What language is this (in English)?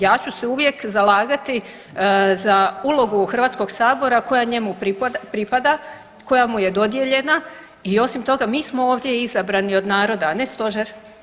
Croatian